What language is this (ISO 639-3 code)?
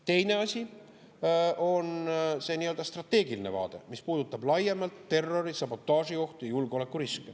est